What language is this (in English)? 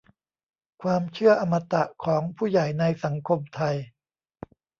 Thai